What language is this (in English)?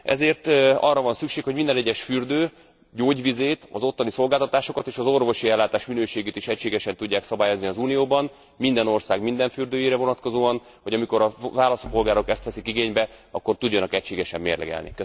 Hungarian